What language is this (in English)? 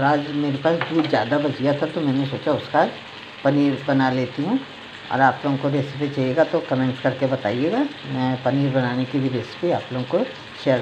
Hindi